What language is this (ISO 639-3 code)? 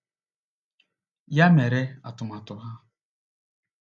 ibo